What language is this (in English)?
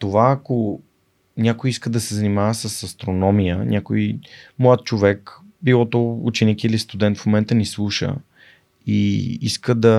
Bulgarian